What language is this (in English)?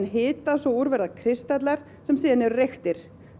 Icelandic